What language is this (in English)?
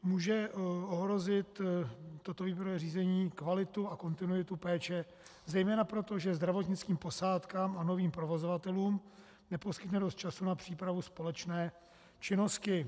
Czech